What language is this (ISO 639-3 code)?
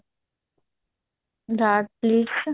pan